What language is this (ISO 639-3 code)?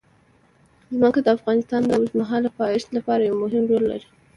pus